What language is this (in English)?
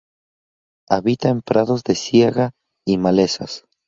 Spanish